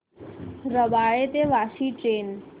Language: Marathi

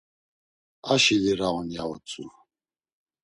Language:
Laz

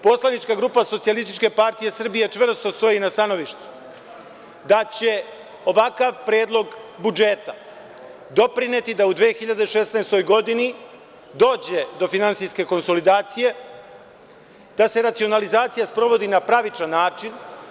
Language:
Serbian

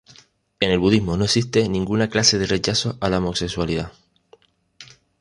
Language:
Spanish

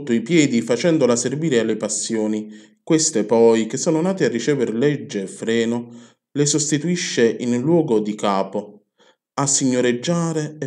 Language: Italian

